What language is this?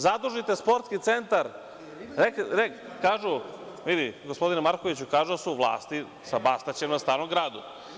Serbian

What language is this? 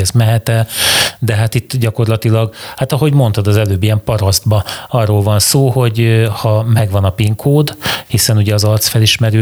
Hungarian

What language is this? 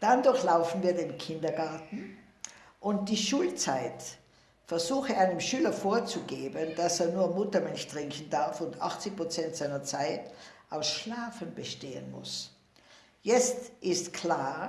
German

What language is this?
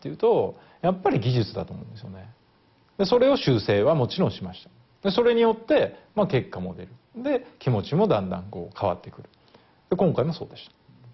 Japanese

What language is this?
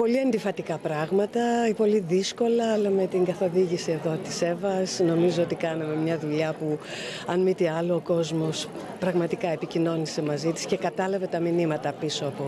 Greek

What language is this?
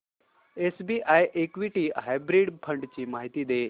Marathi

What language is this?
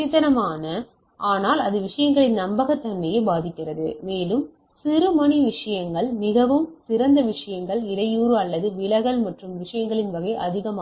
Tamil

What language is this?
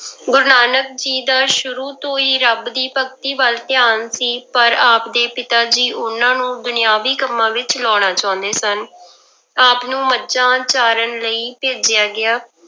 Punjabi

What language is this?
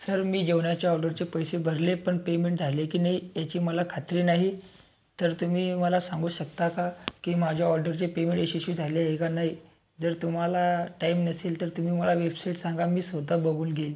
Marathi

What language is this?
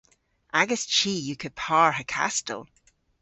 Cornish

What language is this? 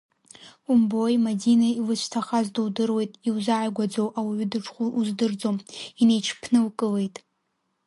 Abkhazian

